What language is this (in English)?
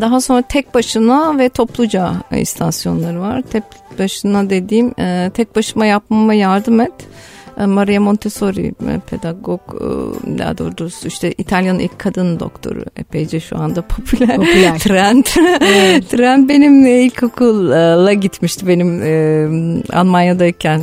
Turkish